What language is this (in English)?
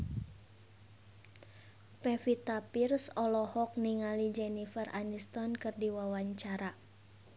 Sundanese